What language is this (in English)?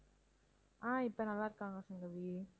Tamil